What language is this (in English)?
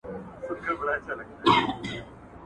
Pashto